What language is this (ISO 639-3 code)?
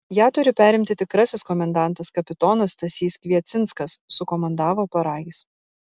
lit